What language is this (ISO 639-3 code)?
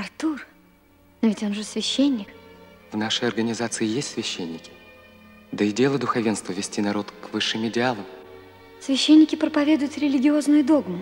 rus